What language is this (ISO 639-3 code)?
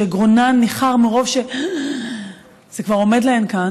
heb